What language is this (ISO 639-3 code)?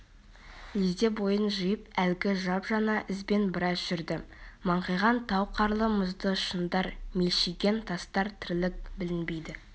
kaz